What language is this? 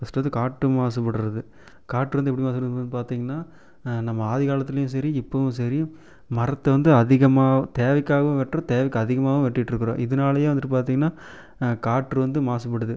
Tamil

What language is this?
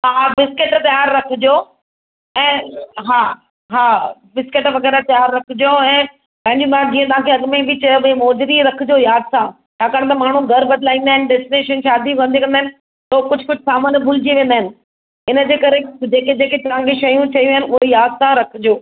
Sindhi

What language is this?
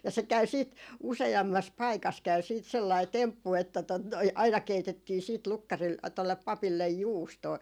Finnish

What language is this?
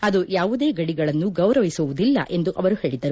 Kannada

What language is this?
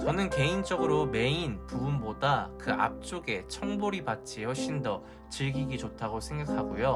Korean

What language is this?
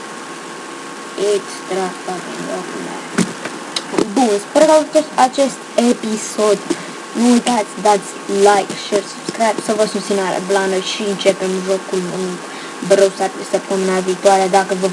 Romanian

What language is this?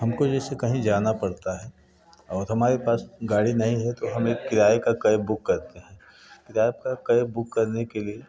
Hindi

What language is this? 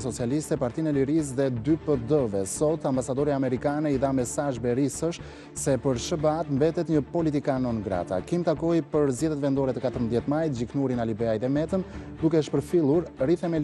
Romanian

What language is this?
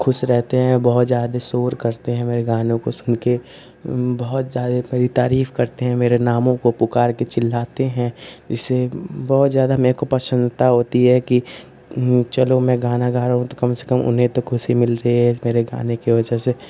Hindi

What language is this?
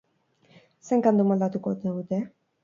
Basque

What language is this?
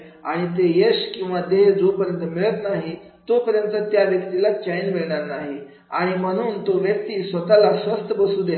Marathi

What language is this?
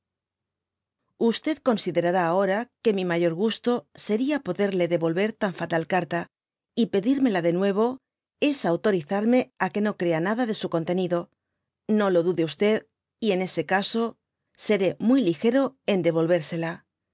Spanish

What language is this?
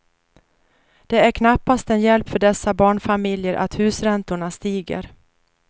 Swedish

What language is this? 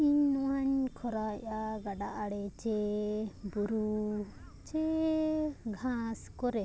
Santali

